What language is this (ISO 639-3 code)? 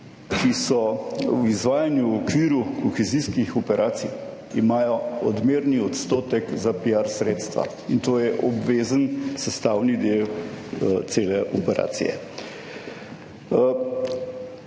slv